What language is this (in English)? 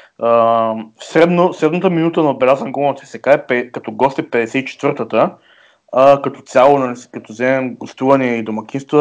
Bulgarian